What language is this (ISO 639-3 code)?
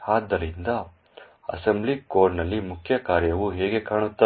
kan